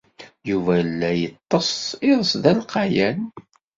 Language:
Kabyle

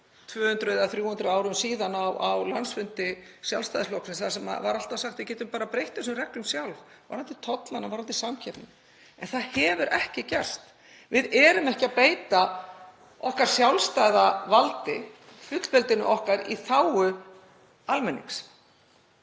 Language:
Icelandic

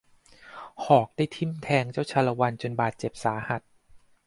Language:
Thai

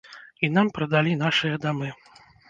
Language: Belarusian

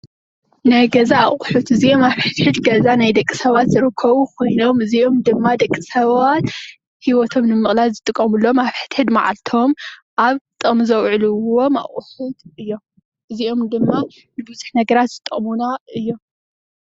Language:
Tigrinya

